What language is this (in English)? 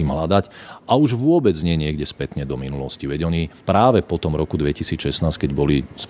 Slovak